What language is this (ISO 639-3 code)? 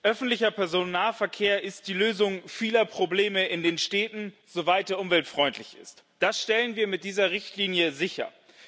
deu